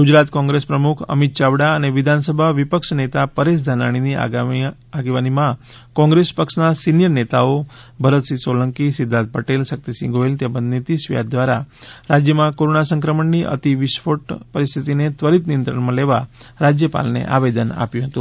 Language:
Gujarati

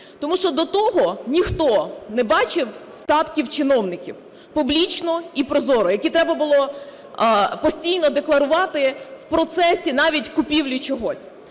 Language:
Ukrainian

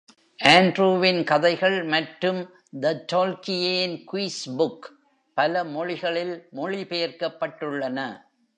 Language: Tamil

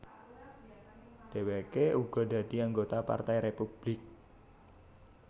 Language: Javanese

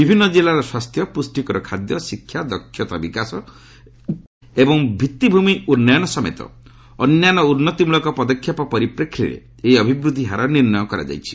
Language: Odia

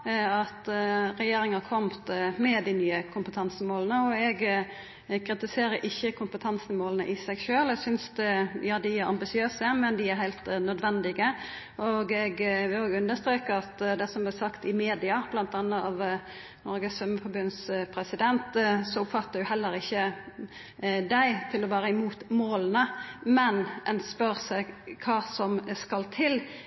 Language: Norwegian Nynorsk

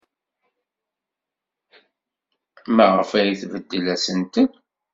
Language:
Kabyle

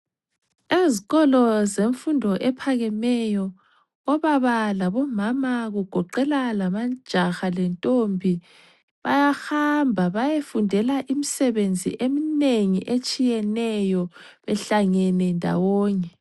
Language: North Ndebele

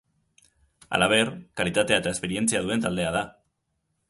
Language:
Basque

